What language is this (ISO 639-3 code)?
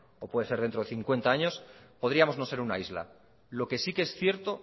spa